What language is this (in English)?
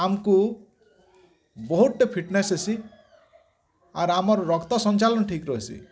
Odia